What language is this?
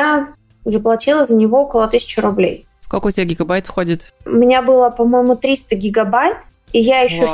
Russian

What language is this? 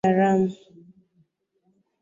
Swahili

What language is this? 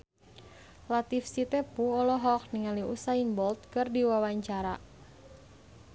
Sundanese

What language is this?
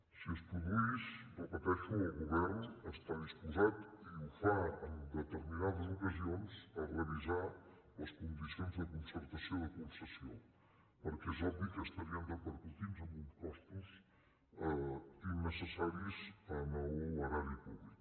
Catalan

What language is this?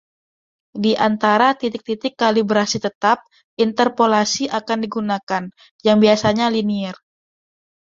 Indonesian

